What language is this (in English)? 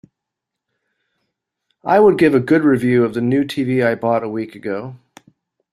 English